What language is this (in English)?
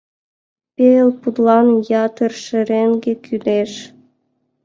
Mari